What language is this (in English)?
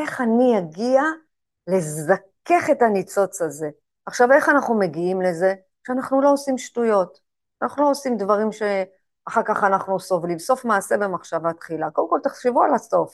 Hebrew